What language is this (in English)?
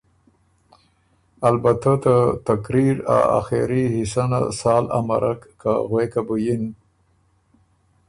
Ormuri